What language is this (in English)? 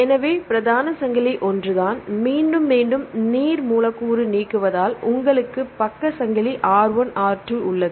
Tamil